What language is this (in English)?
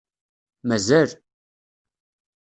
Kabyle